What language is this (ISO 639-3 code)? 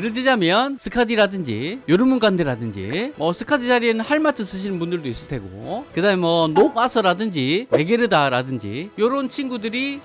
kor